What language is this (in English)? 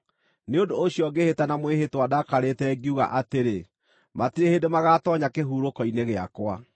Kikuyu